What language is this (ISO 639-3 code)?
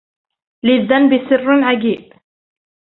ara